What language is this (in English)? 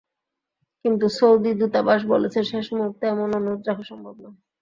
Bangla